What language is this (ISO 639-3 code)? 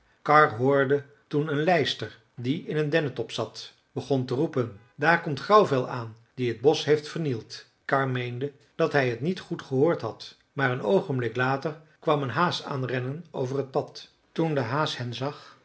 nld